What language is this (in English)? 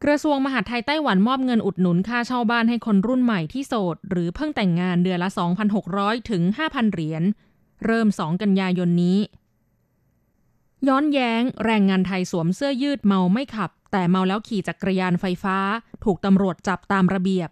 Thai